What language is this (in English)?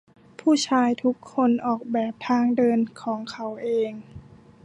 Thai